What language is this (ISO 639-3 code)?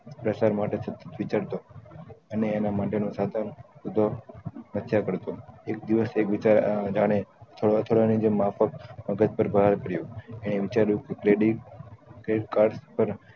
guj